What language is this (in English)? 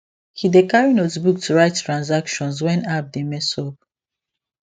Nigerian Pidgin